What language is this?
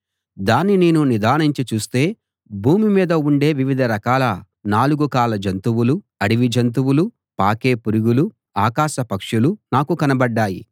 Telugu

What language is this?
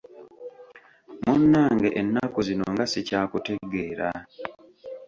Ganda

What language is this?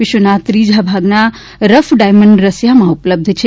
Gujarati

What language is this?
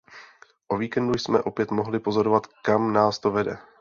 Czech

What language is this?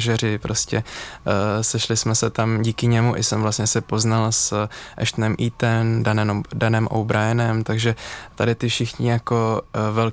Czech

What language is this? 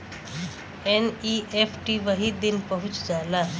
Bhojpuri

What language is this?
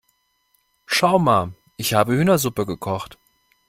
German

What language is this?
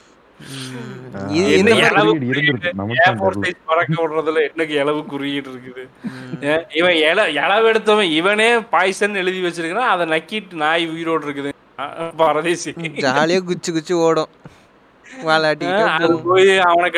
Tamil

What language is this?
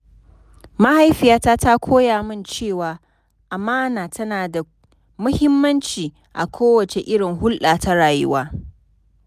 Hausa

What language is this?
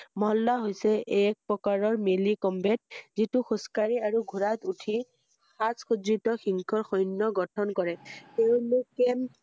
Assamese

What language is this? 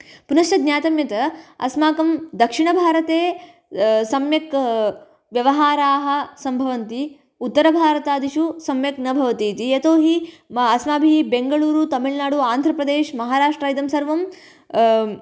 Sanskrit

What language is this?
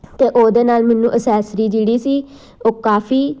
Punjabi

